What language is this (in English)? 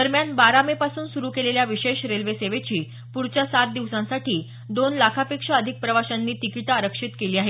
Marathi